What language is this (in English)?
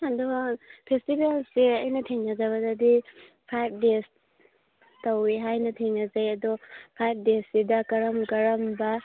Manipuri